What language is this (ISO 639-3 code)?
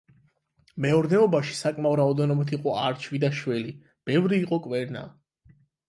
kat